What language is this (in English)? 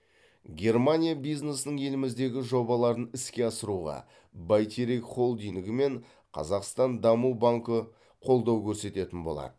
Kazakh